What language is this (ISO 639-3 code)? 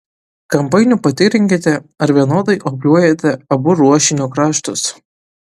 lit